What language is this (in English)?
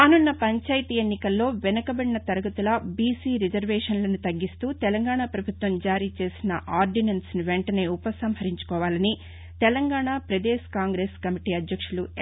Telugu